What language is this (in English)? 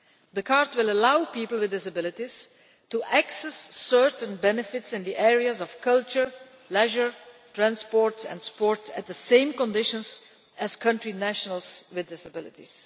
English